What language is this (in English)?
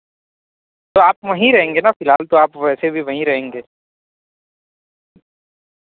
Urdu